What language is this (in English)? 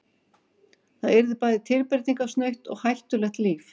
Icelandic